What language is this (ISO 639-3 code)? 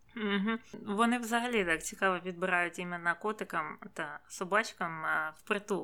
ukr